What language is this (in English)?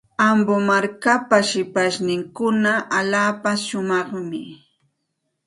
Santa Ana de Tusi Pasco Quechua